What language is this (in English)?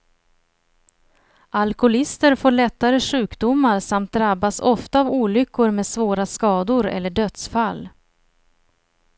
Swedish